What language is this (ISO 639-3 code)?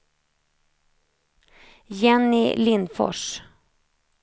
swe